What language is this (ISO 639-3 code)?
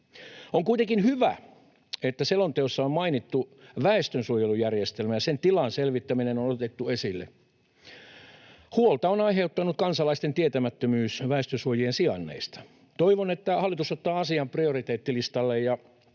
fin